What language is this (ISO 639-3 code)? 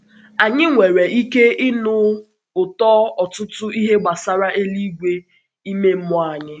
ibo